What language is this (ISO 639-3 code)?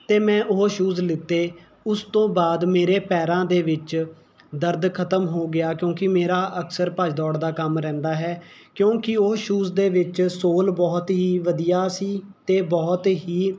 pan